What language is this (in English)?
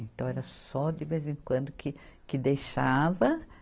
Portuguese